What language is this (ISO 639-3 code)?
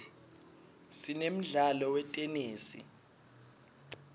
ssw